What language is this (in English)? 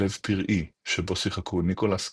Hebrew